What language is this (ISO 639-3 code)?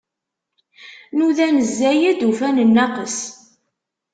kab